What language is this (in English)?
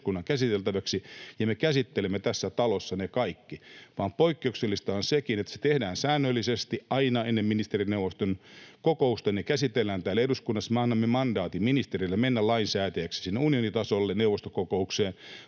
Finnish